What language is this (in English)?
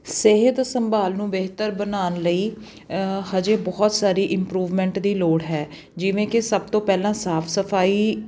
Punjabi